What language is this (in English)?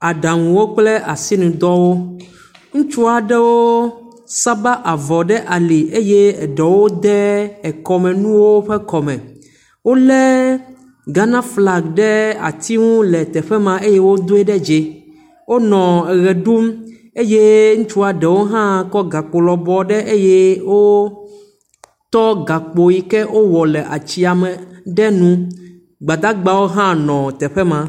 Ewe